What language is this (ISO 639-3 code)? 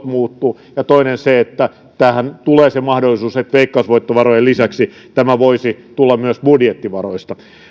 fin